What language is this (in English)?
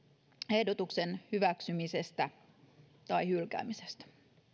Finnish